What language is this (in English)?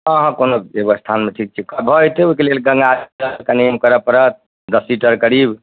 Maithili